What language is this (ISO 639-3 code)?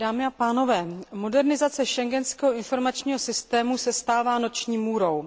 ces